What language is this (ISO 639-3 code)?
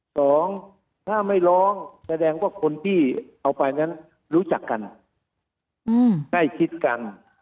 tha